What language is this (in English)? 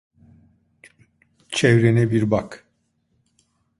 Turkish